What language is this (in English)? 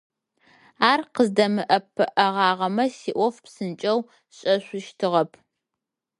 Adyghe